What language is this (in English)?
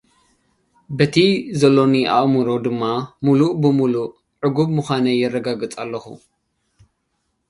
Tigrinya